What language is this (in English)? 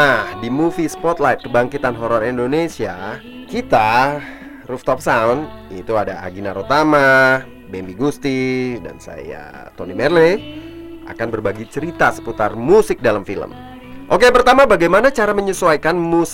Indonesian